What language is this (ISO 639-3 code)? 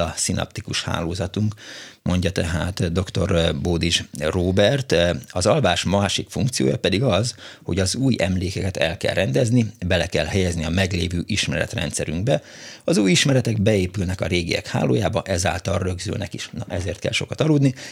hun